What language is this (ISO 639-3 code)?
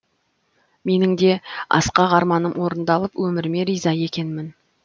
kaz